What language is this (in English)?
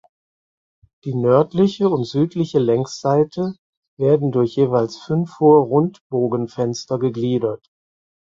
German